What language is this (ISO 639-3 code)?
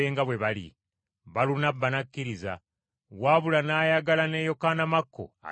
lug